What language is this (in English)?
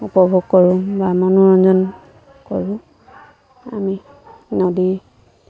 Assamese